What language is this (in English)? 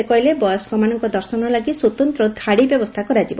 Odia